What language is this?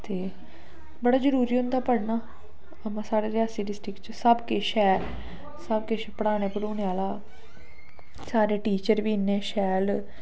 Dogri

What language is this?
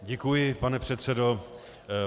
Czech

